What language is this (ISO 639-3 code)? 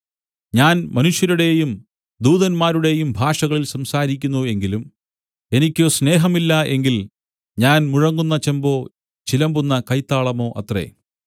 mal